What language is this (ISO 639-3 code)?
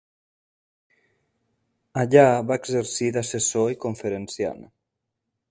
cat